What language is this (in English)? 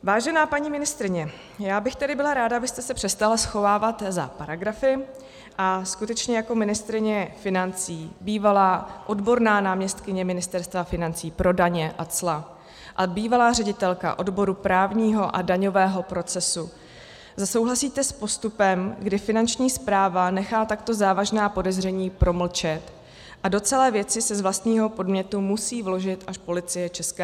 Czech